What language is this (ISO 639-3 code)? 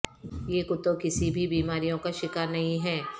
urd